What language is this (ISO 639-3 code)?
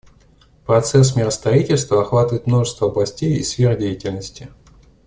rus